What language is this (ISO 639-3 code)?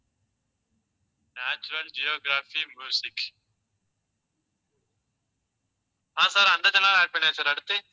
tam